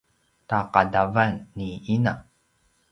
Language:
Paiwan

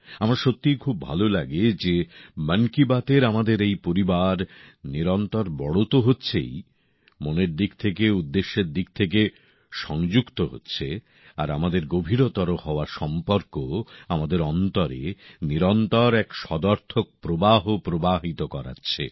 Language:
Bangla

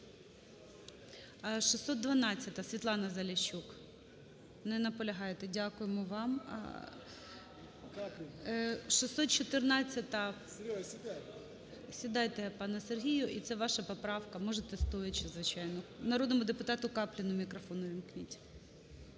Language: Ukrainian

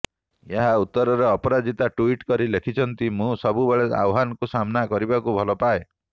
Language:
Odia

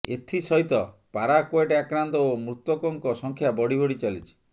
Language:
Odia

